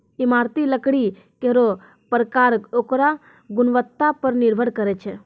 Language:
Maithili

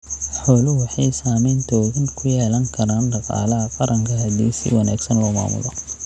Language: Somali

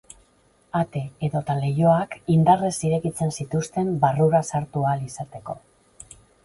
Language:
Basque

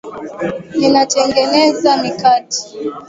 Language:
Swahili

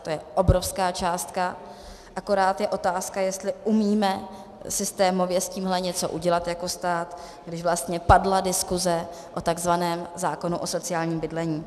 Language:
Czech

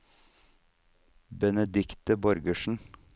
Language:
Norwegian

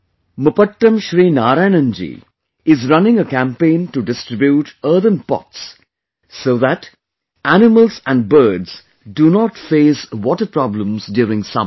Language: English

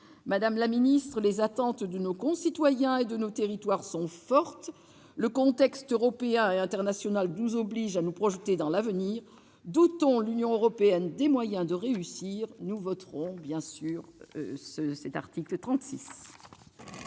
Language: French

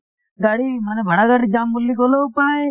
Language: Assamese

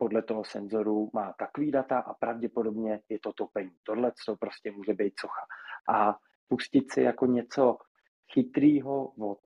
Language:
Czech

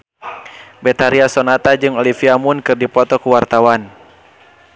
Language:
Sundanese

